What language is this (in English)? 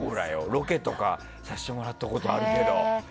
Japanese